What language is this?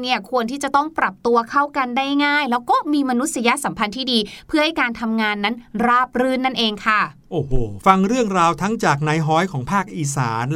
Thai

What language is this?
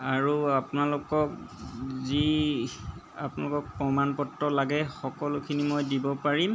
Assamese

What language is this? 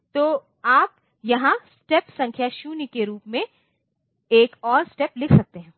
Hindi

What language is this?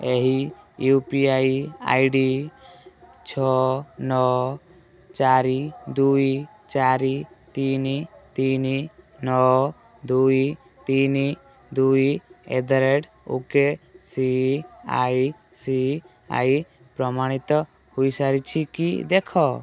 Odia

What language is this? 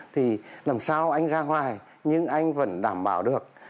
Vietnamese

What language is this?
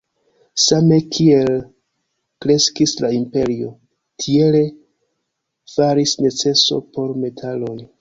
Esperanto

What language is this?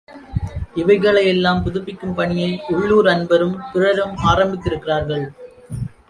Tamil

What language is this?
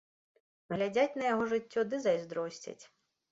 Belarusian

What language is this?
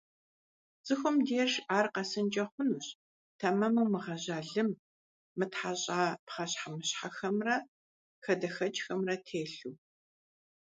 Kabardian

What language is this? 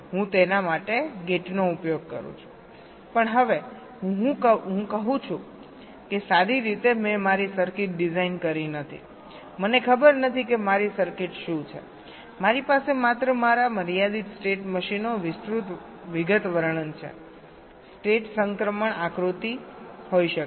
Gujarati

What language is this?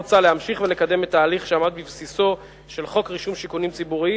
Hebrew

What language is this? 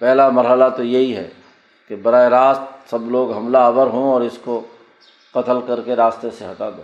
Urdu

